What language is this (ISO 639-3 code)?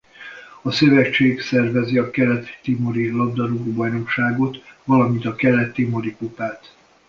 hun